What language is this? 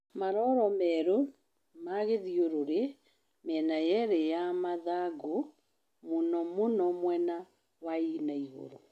Kikuyu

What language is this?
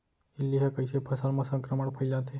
Chhattisgarhi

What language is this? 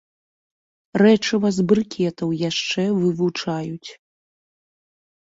Belarusian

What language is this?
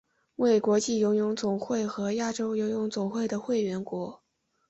Chinese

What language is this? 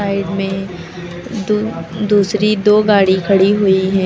Hindi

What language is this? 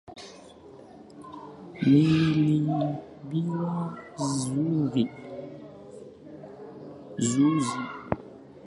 Swahili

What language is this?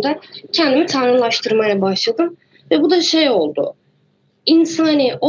Turkish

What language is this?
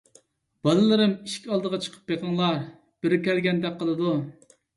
Uyghur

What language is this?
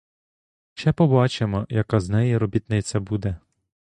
Ukrainian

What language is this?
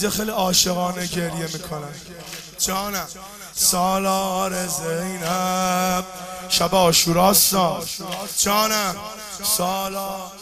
Persian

